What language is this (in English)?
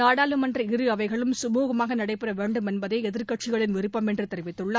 Tamil